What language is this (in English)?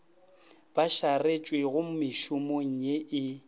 Northern Sotho